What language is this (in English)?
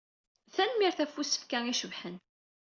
Kabyle